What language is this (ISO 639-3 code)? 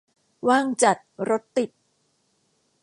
tha